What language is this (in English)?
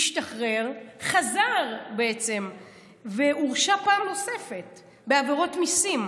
Hebrew